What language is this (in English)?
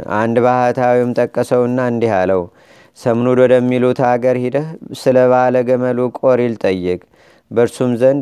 Amharic